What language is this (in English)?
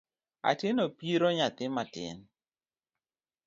Luo (Kenya and Tanzania)